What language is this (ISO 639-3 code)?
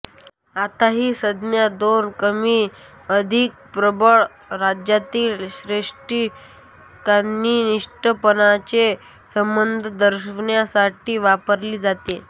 mar